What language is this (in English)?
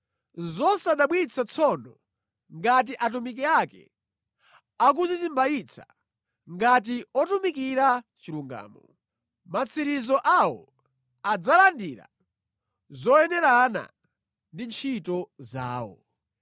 Nyanja